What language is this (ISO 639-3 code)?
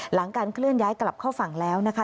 tha